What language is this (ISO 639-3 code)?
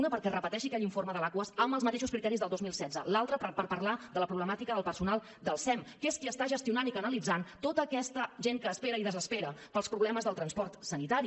cat